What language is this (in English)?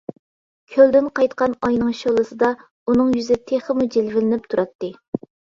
Uyghur